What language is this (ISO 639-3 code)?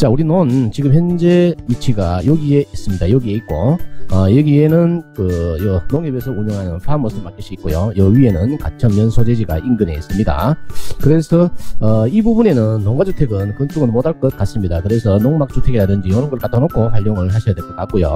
kor